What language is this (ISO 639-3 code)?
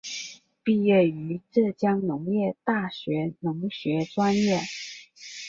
zho